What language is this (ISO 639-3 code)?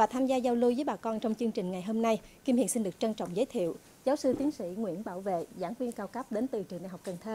vie